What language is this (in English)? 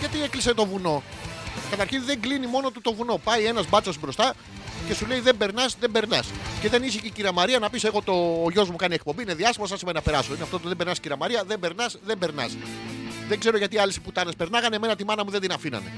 Greek